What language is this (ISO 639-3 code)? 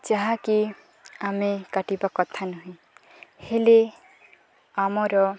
ori